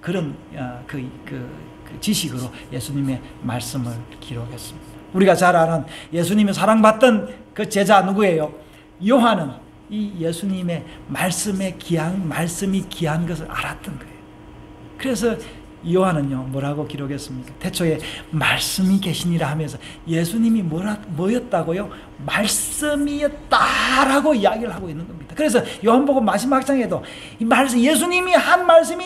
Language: Korean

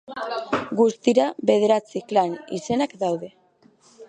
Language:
Basque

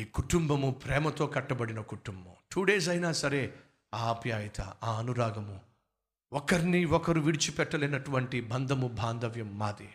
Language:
Telugu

